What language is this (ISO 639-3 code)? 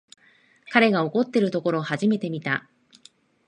jpn